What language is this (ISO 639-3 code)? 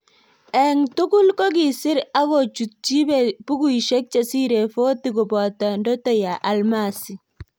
kln